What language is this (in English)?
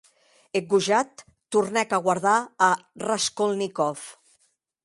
Occitan